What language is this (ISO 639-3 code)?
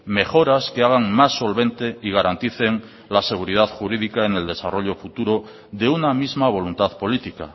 spa